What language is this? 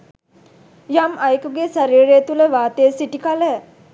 Sinhala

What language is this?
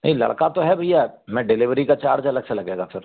Hindi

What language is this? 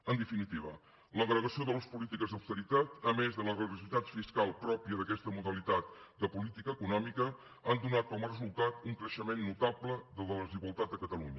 Catalan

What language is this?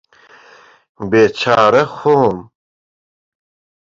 Central Kurdish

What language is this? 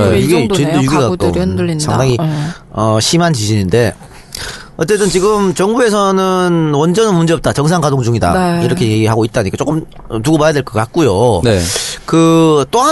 Korean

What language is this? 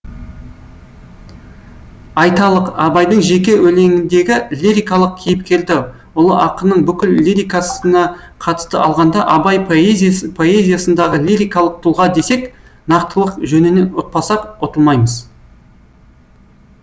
Kazakh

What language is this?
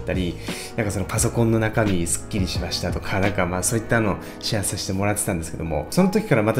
Japanese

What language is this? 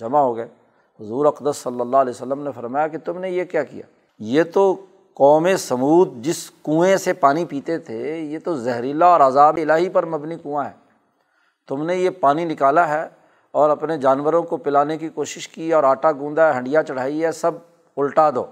Urdu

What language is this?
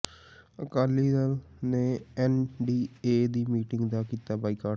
Punjabi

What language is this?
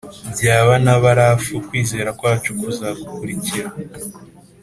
Kinyarwanda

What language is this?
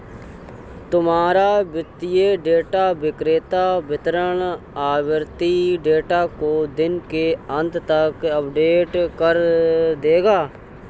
Hindi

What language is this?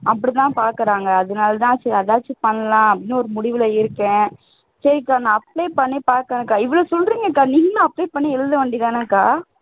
Tamil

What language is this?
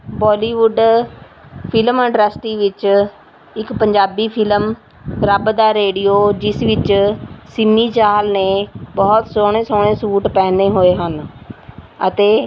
Punjabi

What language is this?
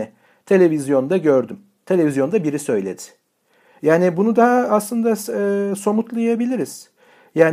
Turkish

